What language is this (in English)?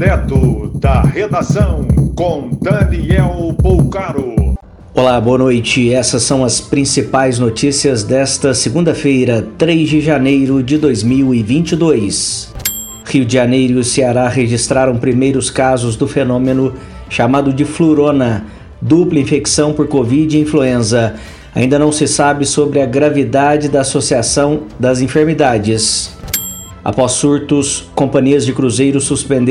Portuguese